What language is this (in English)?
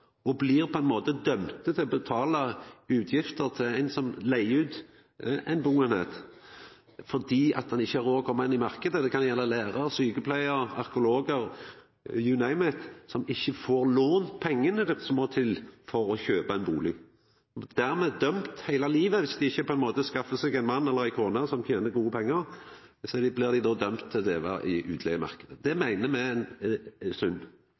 Norwegian Nynorsk